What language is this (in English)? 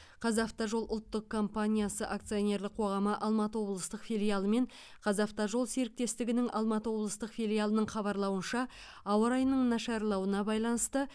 Kazakh